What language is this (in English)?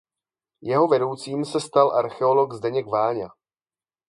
Czech